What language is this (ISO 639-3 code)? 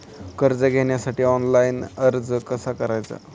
mar